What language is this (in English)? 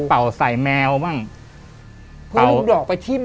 Thai